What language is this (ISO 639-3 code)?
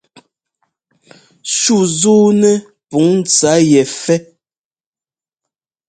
jgo